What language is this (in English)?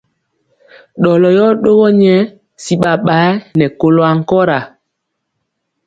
Mpiemo